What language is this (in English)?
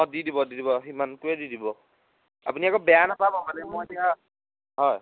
Assamese